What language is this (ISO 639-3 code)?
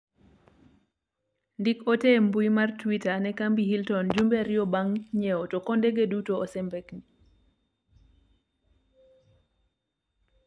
luo